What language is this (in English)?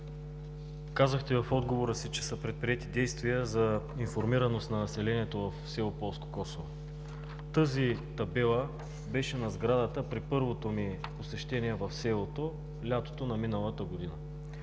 Bulgarian